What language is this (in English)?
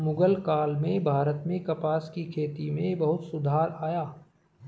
Hindi